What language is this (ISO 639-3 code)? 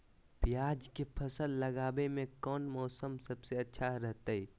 mag